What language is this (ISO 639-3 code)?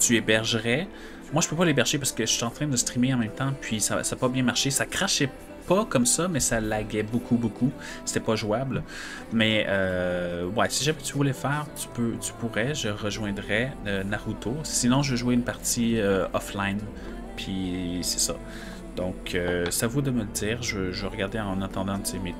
fra